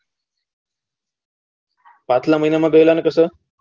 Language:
Gujarati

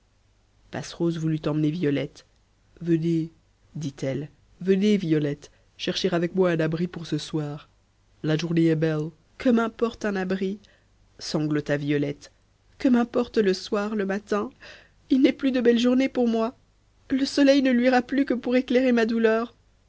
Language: French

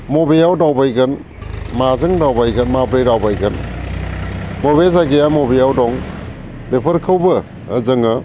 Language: Bodo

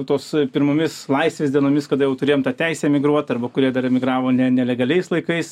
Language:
Lithuanian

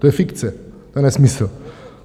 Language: Czech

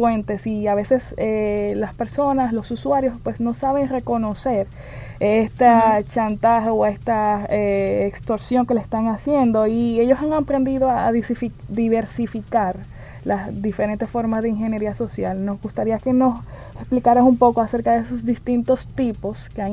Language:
Spanish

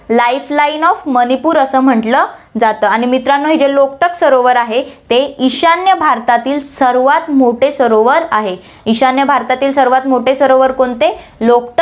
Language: Marathi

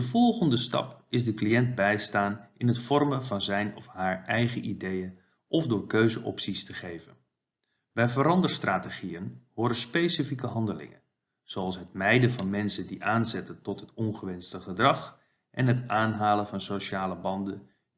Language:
Dutch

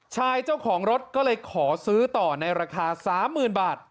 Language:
Thai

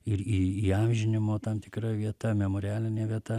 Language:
Lithuanian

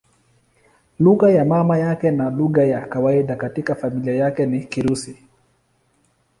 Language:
Swahili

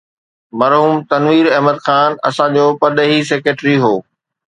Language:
Sindhi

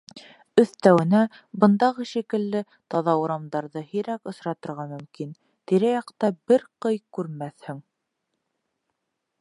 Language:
Bashkir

